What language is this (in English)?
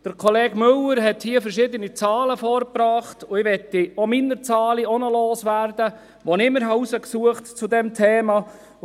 Swiss German